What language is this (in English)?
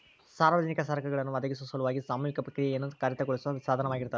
Kannada